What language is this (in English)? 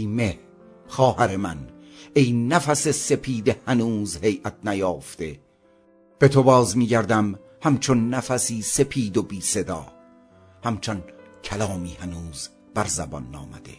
Persian